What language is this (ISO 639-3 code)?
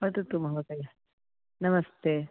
san